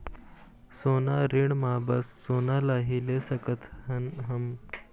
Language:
Chhattisgarhi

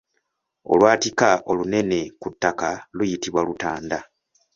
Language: Ganda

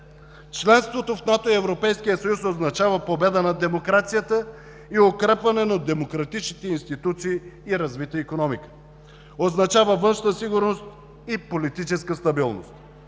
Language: Bulgarian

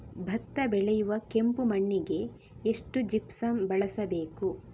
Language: Kannada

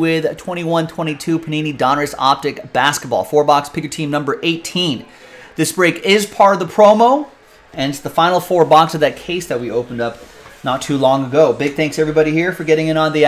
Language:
English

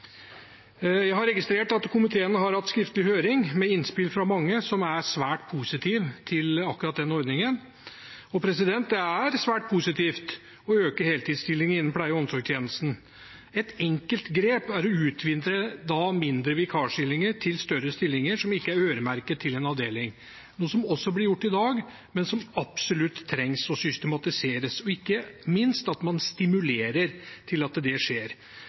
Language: Norwegian Bokmål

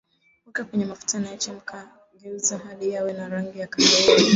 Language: Swahili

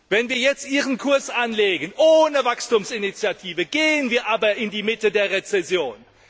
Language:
German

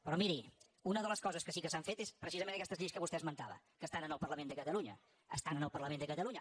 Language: Catalan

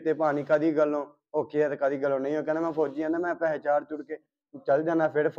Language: Punjabi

